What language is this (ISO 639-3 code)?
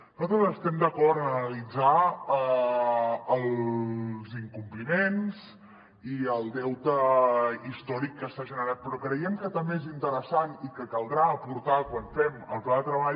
cat